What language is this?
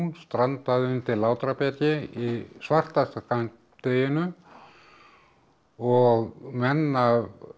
Icelandic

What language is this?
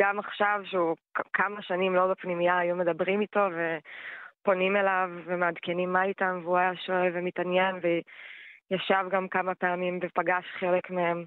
Hebrew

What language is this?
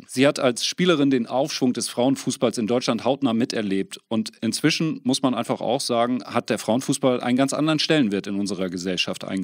German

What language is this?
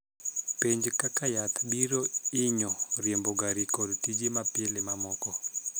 Luo (Kenya and Tanzania)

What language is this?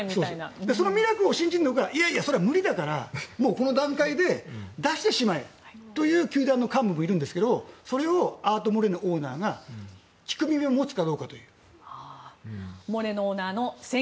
Japanese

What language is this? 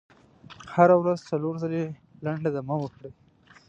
Pashto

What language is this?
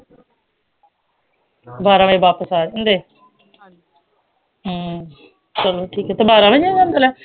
Punjabi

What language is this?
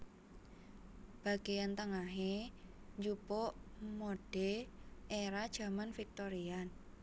Javanese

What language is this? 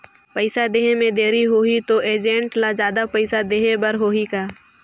Chhattisgarhi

